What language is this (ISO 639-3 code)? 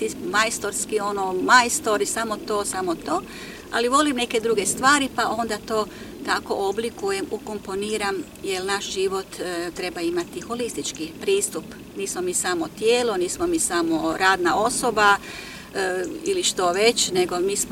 hrv